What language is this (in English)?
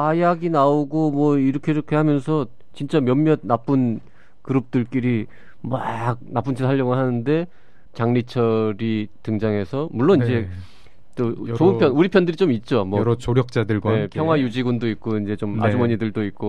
Korean